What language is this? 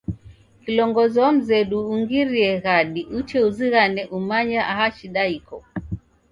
Taita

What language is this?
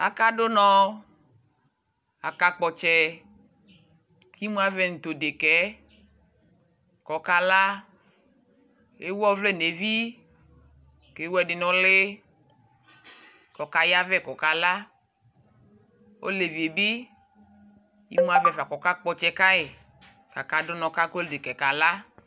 Ikposo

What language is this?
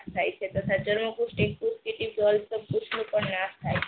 Gujarati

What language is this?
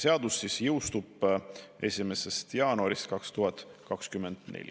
Estonian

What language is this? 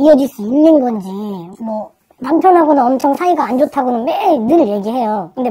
Korean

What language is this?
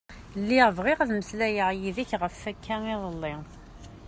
Kabyle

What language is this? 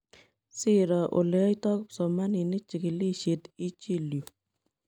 Kalenjin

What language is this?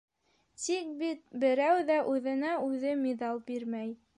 Bashkir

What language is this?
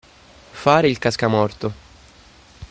Italian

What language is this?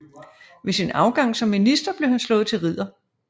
Danish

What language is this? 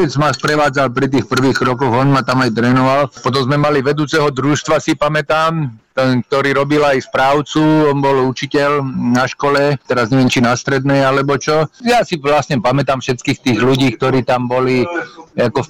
Slovak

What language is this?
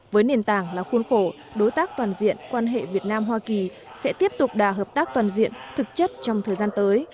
Vietnamese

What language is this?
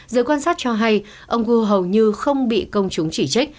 Vietnamese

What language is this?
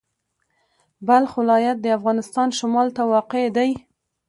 Pashto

